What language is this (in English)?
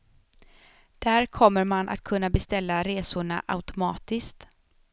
Swedish